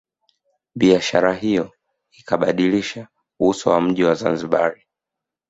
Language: Swahili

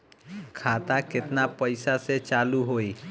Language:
Bhojpuri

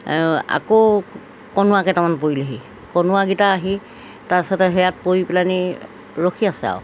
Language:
Assamese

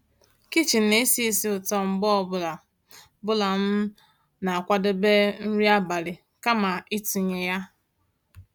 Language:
Igbo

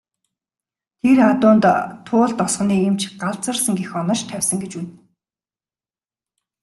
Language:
Mongolian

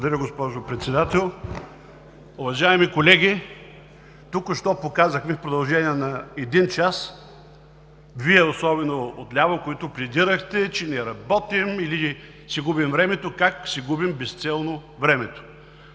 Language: Bulgarian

